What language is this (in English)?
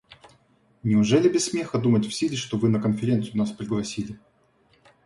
Russian